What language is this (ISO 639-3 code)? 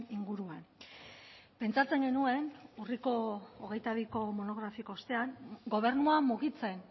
eus